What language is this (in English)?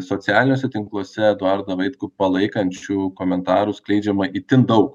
Lithuanian